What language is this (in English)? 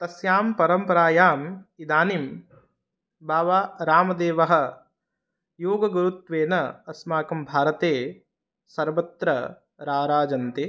Sanskrit